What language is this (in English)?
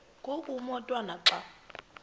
Xhosa